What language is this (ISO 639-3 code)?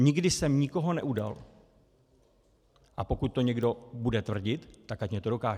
ces